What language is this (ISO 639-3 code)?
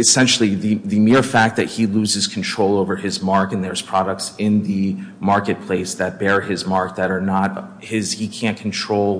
eng